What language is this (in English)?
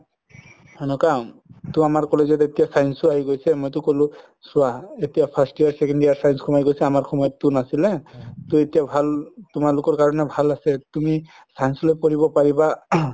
Assamese